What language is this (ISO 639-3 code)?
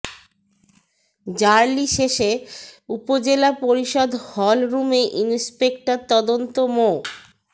ben